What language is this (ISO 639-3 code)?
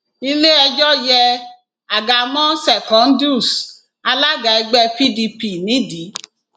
yor